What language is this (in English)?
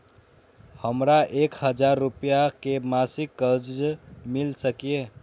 Maithili